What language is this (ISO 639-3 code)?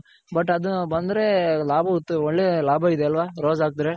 kan